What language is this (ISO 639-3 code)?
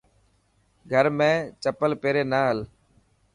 mki